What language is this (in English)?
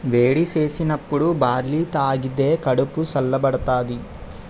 Telugu